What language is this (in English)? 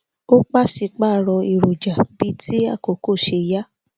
Yoruba